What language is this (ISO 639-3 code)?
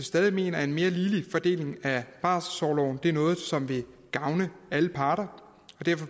dan